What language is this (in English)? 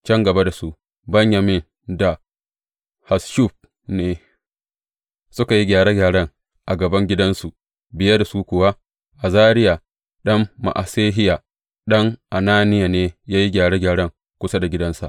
Hausa